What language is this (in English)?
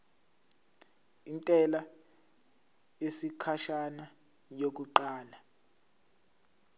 Zulu